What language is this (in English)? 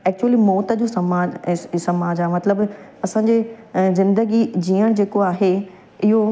Sindhi